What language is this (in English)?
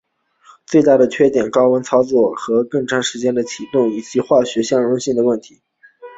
Chinese